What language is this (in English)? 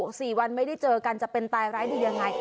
Thai